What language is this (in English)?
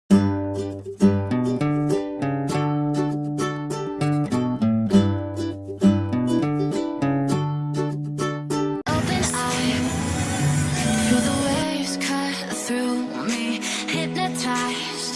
Indonesian